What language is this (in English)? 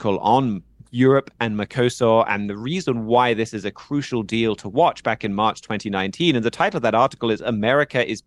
English